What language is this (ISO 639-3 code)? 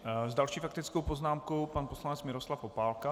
ces